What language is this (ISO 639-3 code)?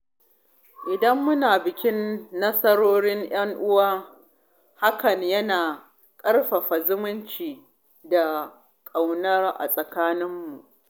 hau